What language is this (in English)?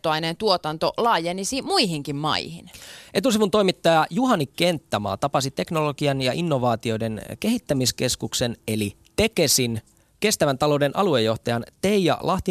Finnish